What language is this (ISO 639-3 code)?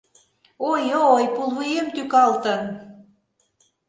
chm